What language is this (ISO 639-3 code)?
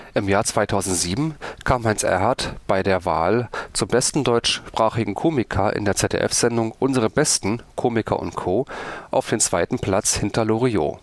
deu